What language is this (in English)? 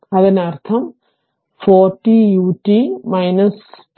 Malayalam